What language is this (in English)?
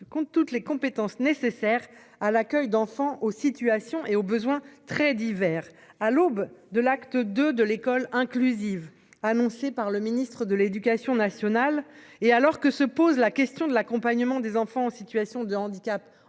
French